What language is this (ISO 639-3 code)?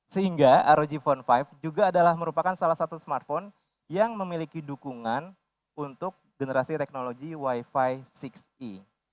ind